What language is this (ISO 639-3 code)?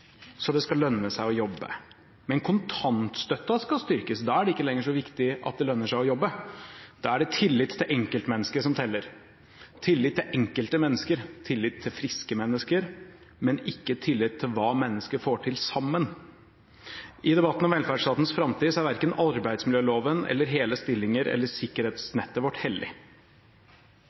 nob